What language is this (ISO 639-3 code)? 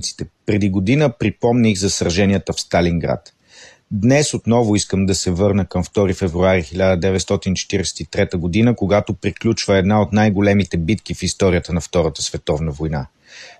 bul